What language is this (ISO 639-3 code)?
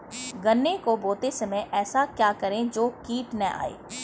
hin